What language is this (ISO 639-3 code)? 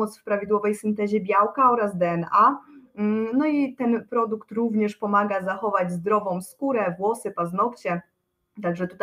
pol